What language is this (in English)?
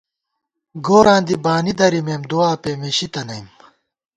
Gawar-Bati